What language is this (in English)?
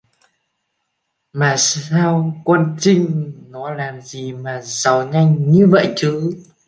Vietnamese